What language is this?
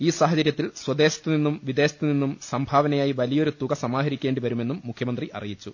Malayalam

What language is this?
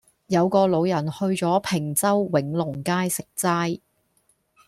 Cantonese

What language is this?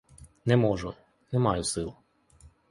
Ukrainian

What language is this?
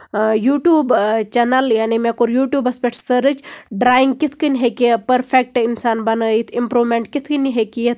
Kashmiri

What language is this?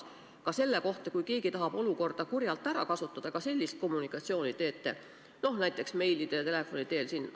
Estonian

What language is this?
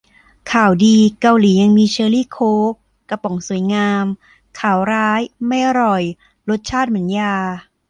Thai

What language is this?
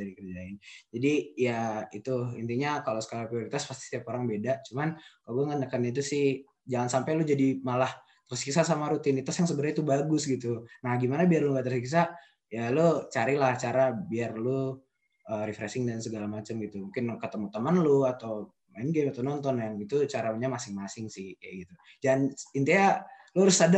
Indonesian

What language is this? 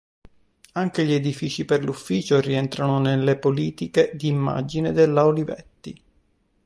Italian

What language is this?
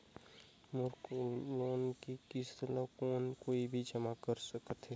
Chhattisgarhi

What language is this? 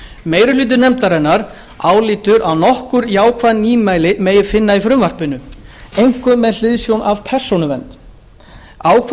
Icelandic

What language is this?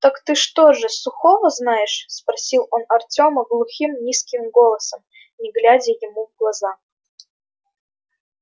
Russian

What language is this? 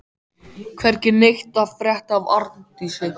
Icelandic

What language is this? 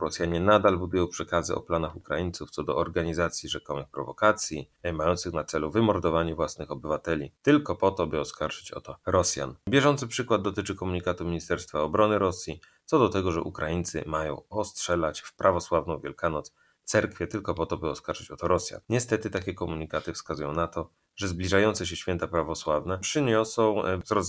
Polish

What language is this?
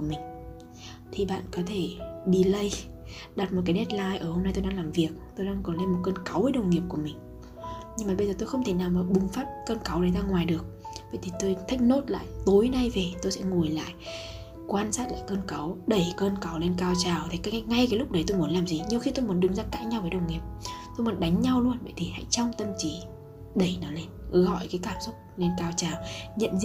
Vietnamese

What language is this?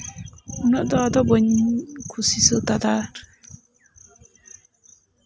Santali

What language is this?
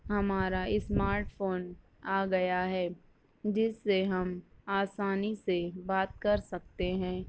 Urdu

